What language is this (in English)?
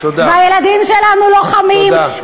Hebrew